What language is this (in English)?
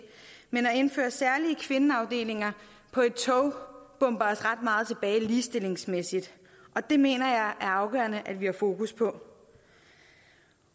Danish